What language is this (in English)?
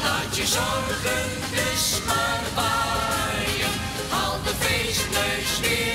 Dutch